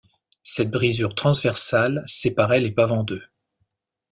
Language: French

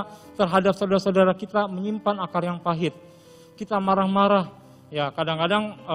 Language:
Indonesian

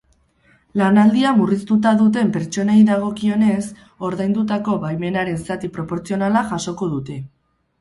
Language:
Basque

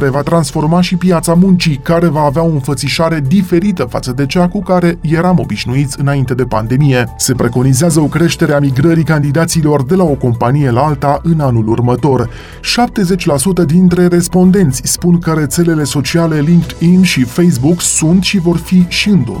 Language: Romanian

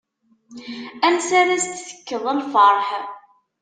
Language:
Kabyle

